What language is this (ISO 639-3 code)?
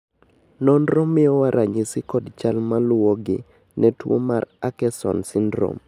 luo